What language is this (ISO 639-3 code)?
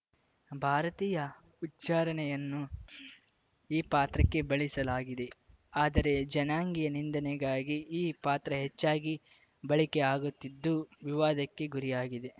kan